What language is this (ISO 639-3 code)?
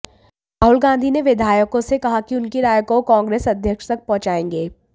hin